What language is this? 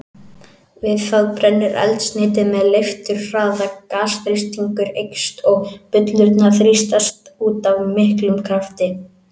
Icelandic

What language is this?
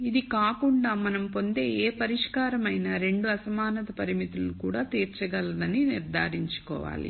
Telugu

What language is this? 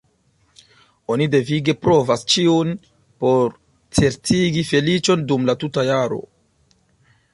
Esperanto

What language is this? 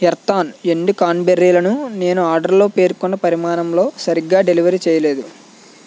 Telugu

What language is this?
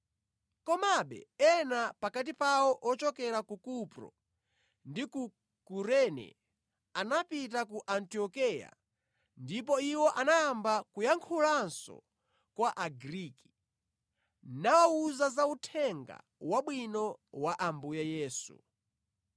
Nyanja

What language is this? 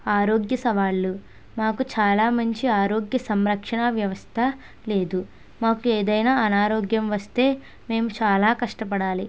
Telugu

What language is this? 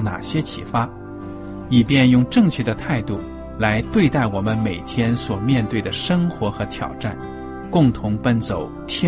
Chinese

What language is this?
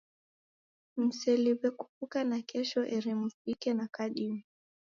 Taita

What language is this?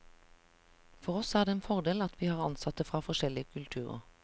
Norwegian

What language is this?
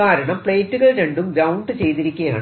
Malayalam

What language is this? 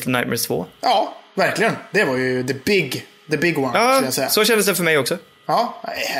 Swedish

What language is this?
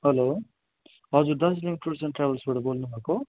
Nepali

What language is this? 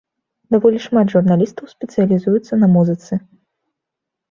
Belarusian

